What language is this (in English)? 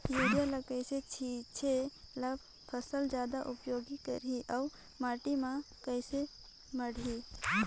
Chhattisgarhi